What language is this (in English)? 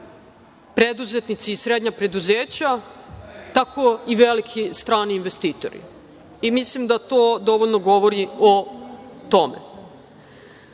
Serbian